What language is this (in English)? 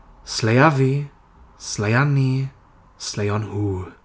Welsh